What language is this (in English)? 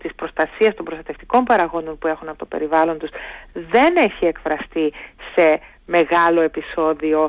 Greek